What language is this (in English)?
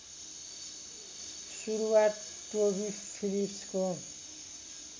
Nepali